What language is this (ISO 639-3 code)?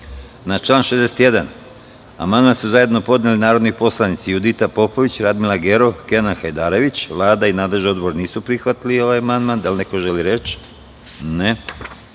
srp